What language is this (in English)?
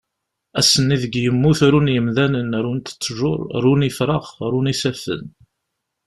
Kabyle